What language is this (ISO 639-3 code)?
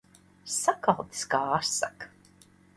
lav